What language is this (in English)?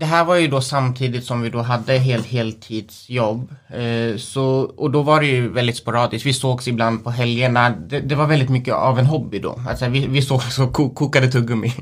Swedish